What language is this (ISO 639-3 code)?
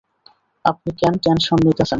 ben